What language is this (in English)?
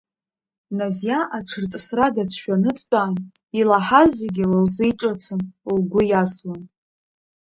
Abkhazian